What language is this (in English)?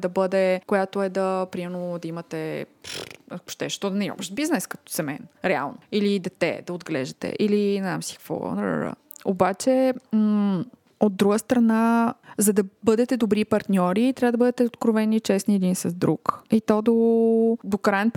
Bulgarian